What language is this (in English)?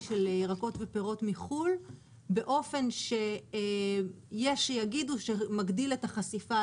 Hebrew